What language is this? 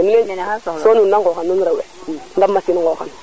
Serer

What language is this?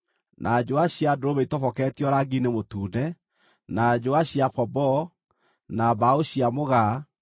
Kikuyu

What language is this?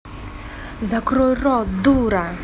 Russian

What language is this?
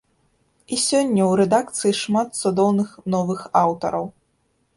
Belarusian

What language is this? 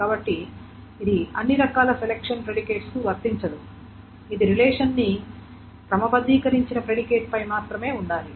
Telugu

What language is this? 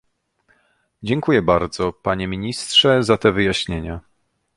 Polish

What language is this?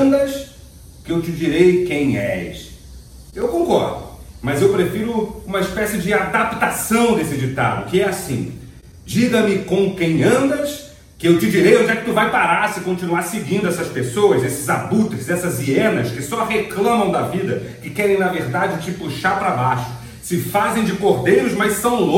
Portuguese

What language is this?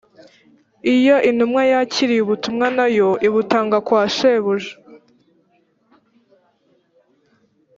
Kinyarwanda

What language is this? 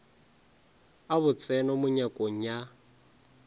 Northern Sotho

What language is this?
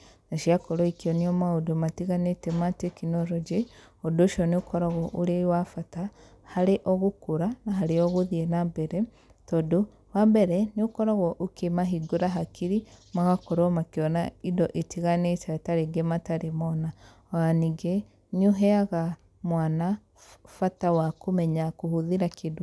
Kikuyu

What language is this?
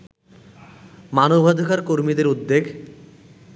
Bangla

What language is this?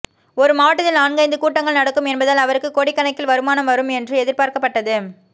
Tamil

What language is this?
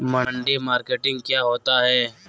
Magahi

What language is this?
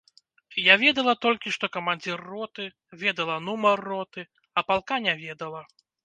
Belarusian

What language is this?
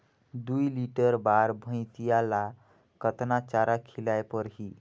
Chhattisgarhi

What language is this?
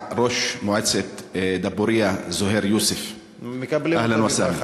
Hebrew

